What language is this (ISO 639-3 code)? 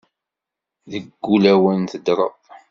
kab